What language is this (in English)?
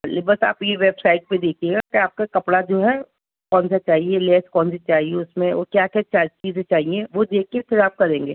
Urdu